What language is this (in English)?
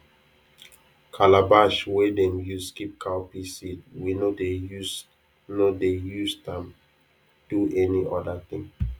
Nigerian Pidgin